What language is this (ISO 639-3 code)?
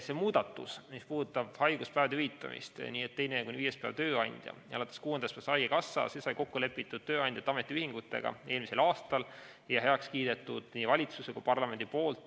est